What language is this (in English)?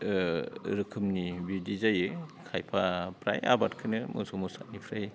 Bodo